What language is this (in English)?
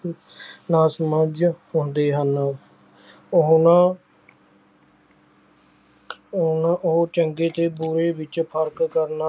Punjabi